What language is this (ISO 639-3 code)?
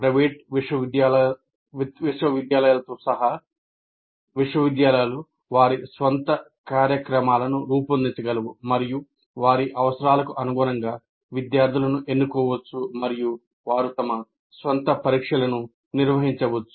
tel